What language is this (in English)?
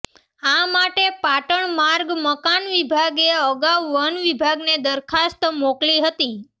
Gujarati